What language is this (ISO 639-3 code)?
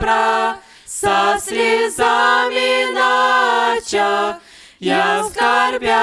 rus